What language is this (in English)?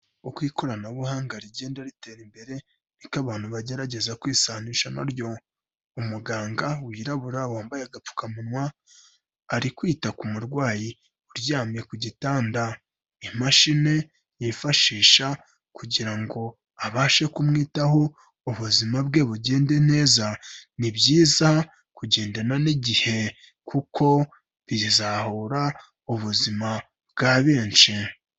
Kinyarwanda